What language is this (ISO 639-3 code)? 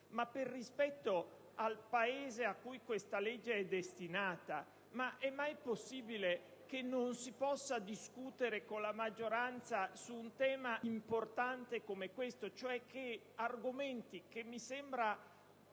ita